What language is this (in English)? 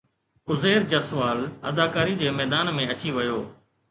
Sindhi